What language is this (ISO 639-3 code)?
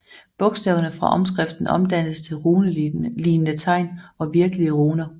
dan